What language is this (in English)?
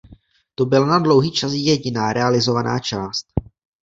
Czech